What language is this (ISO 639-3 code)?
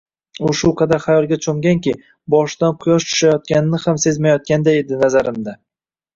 uzb